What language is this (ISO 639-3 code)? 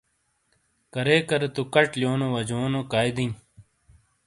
scl